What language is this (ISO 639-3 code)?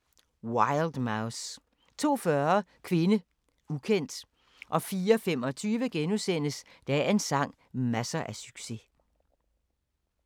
dan